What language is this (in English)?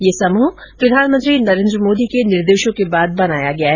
Hindi